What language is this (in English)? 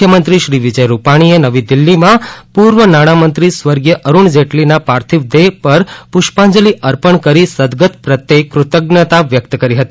Gujarati